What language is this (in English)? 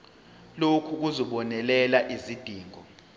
Zulu